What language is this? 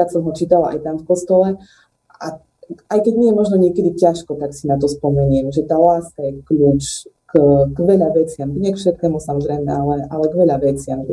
Slovak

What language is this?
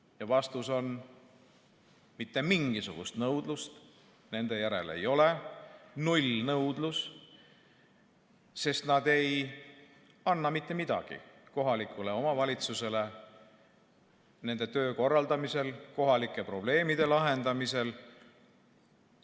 Estonian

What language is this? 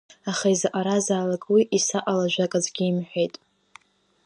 Abkhazian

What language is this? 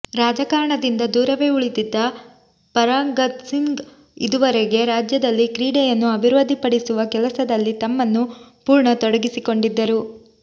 Kannada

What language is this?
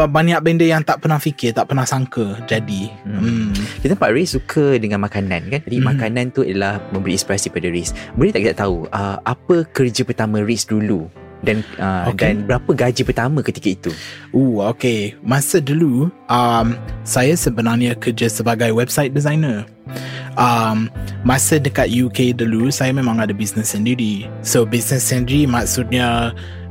Malay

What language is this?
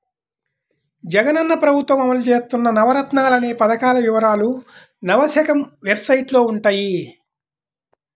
Telugu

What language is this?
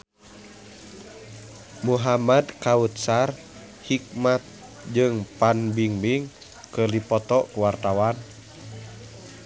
Sundanese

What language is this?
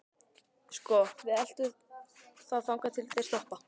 Icelandic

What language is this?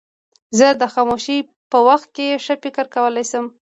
Pashto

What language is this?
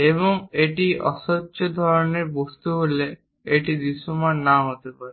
Bangla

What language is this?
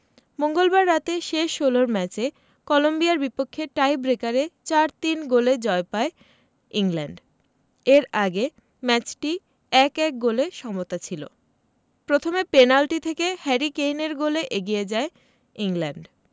Bangla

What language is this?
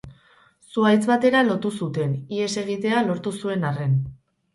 Basque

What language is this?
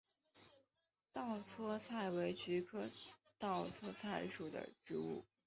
Chinese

